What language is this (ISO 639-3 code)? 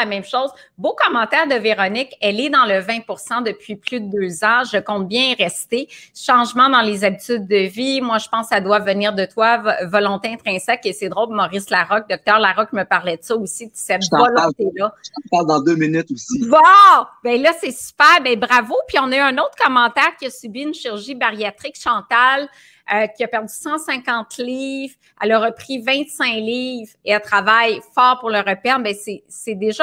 fra